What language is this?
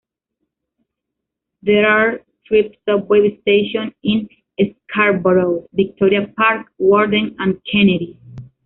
Spanish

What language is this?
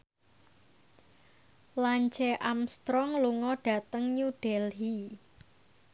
Javanese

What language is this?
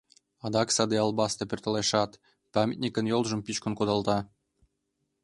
Mari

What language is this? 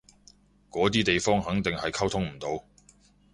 Cantonese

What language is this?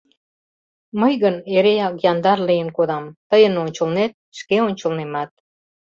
Mari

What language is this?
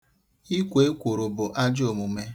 Igbo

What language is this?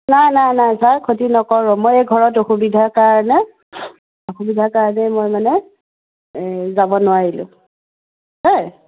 Assamese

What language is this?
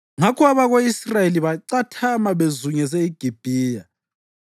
North Ndebele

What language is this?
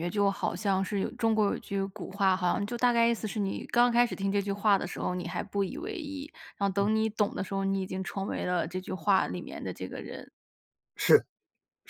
Chinese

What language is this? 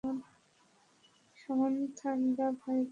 Bangla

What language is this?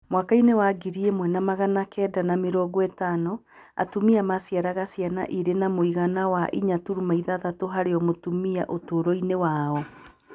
Kikuyu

